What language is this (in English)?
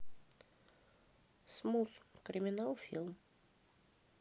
Russian